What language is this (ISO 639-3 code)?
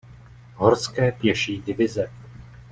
ces